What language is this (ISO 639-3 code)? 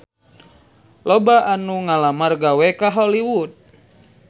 sun